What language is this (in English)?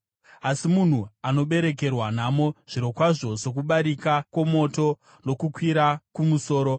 Shona